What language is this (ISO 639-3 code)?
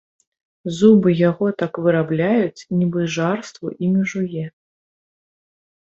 bel